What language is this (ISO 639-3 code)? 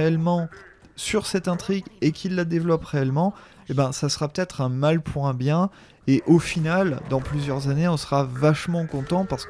fra